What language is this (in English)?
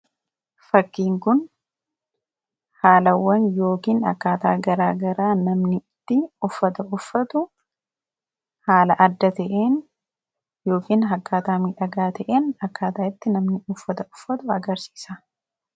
Oromo